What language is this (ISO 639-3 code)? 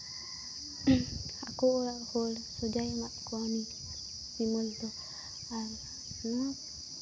sat